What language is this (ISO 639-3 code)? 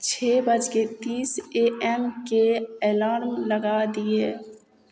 mai